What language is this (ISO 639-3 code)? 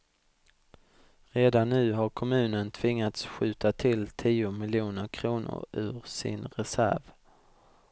swe